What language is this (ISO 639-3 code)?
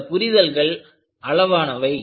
tam